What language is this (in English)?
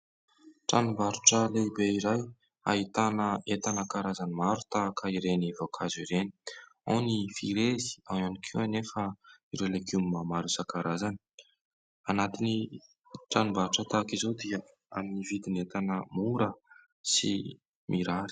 Malagasy